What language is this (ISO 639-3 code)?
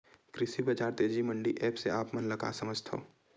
hne